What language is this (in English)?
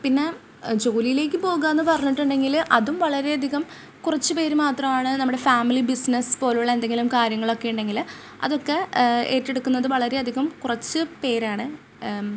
Malayalam